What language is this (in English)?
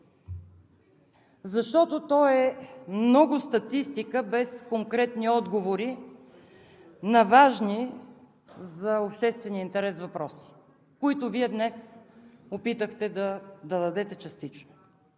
Bulgarian